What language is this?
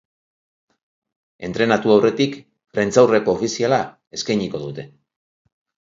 Basque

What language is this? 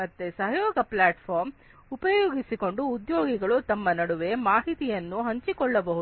Kannada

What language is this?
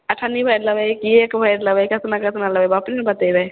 Maithili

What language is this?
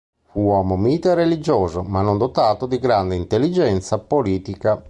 Italian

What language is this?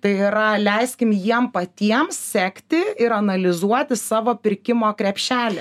Lithuanian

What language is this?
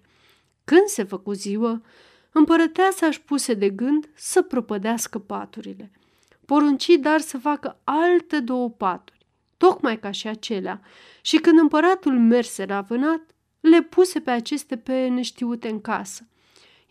Romanian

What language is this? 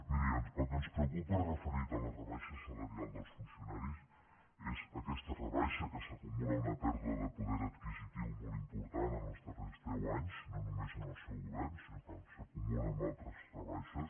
Catalan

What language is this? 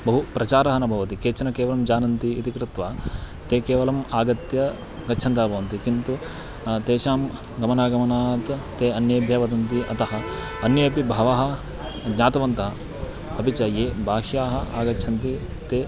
Sanskrit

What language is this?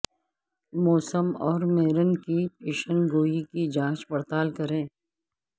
Urdu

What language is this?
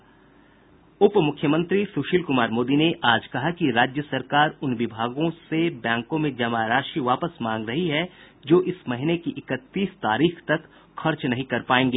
Hindi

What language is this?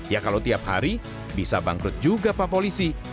Indonesian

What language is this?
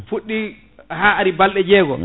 Fula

